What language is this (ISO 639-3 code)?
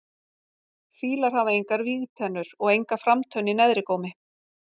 isl